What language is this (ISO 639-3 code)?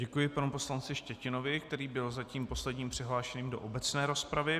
ces